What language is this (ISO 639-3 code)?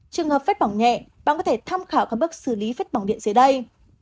vie